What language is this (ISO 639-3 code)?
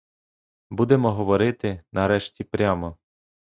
ukr